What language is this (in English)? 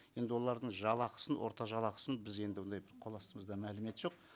Kazakh